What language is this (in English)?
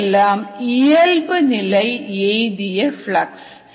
Tamil